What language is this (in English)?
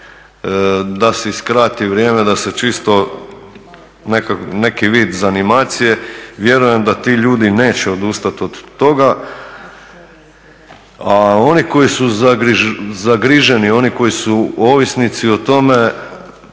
Croatian